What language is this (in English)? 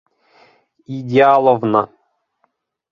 Bashkir